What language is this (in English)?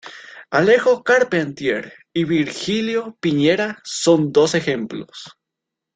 Spanish